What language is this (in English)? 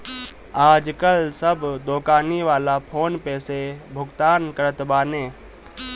Bhojpuri